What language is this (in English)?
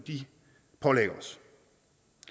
Danish